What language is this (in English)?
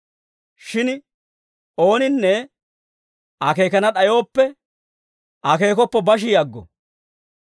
Dawro